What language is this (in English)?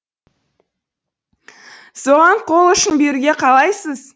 Kazakh